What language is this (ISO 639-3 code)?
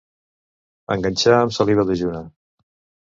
cat